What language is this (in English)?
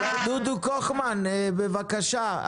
Hebrew